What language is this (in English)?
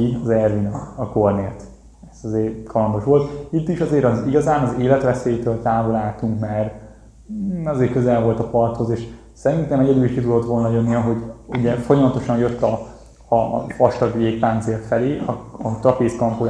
Hungarian